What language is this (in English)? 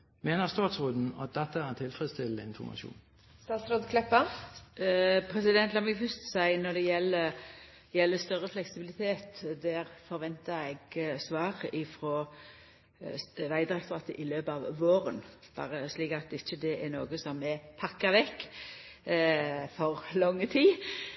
Norwegian